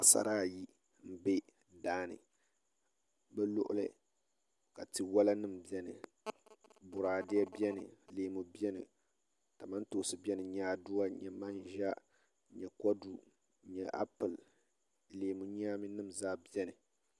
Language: Dagbani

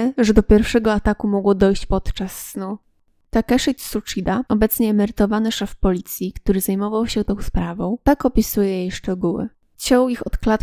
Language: Polish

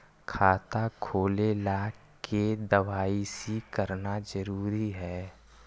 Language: Magahi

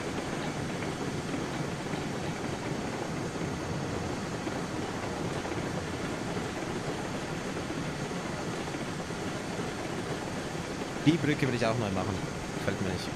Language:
German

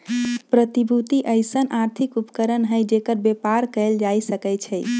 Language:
Magahi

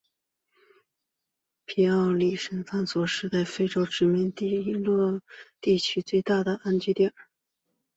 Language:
Chinese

